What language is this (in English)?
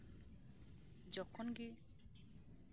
Santali